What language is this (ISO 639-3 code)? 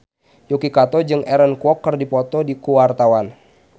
sun